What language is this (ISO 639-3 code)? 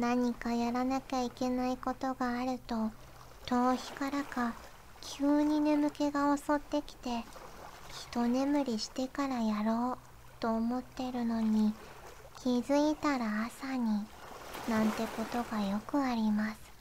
jpn